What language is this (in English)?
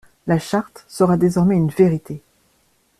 French